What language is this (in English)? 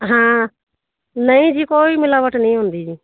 Punjabi